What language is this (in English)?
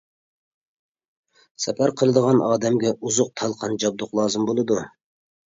Uyghur